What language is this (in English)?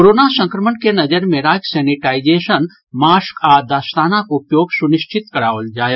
Maithili